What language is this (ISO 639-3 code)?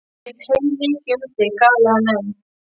isl